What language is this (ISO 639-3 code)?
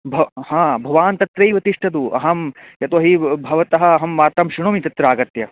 san